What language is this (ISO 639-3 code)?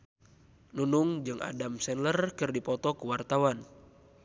sun